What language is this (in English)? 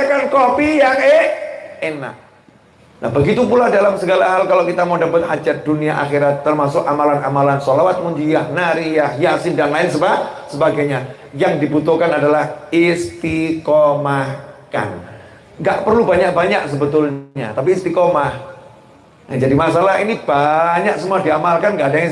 Indonesian